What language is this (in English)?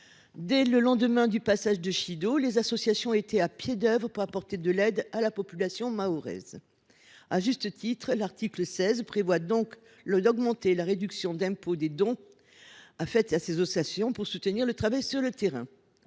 French